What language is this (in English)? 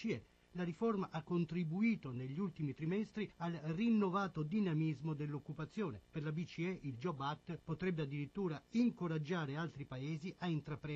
Italian